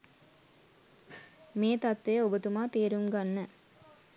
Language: Sinhala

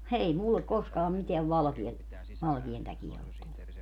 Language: Finnish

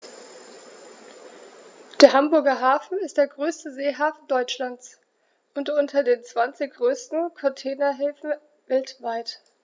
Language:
German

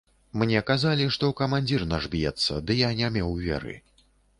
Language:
Belarusian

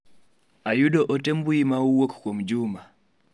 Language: Luo (Kenya and Tanzania)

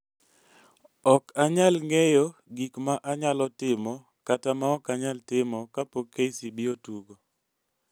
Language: Luo (Kenya and Tanzania)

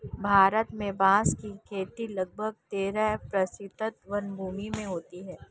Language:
Hindi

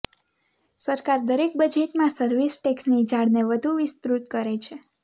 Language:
Gujarati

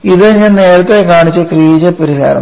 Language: Malayalam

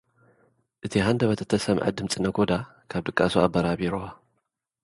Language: Tigrinya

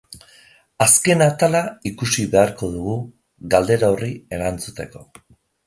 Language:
Basque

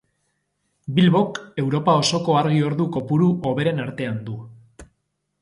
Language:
Basque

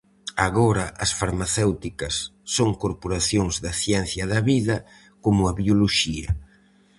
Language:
Galician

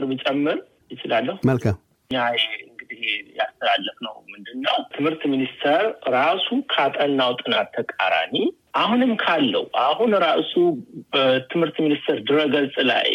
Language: Amharic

